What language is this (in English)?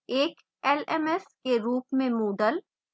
Hindi